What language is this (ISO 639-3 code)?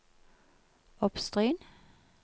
nor